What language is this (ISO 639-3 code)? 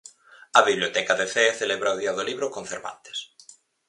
glg